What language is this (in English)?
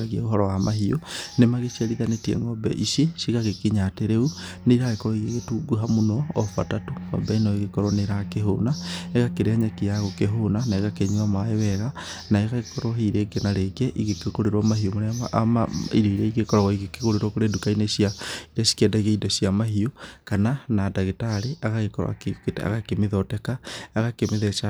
Kikuyu